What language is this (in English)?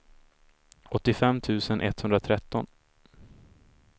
Swedish